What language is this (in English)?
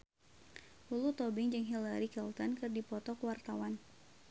Sundanese